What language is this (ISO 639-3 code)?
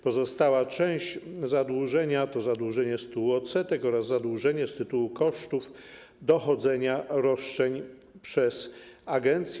pol